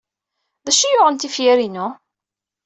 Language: Kabyle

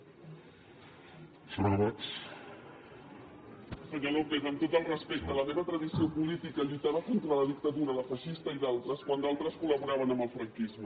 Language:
Catalan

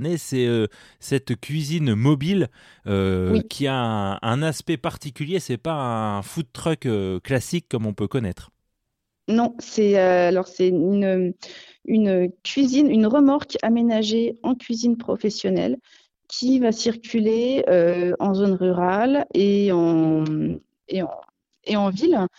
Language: French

